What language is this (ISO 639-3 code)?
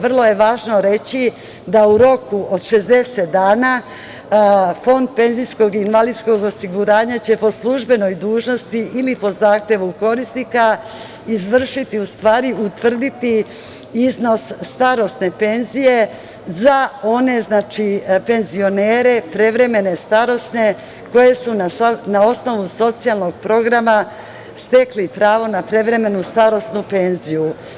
srp